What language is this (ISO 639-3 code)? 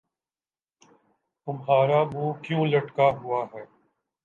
urd